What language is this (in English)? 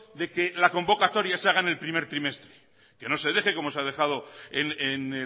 Spanish